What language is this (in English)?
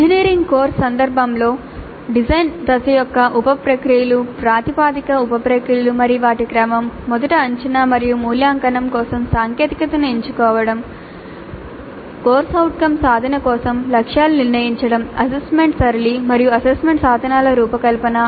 Telugu